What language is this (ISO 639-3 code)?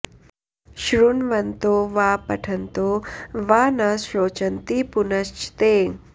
san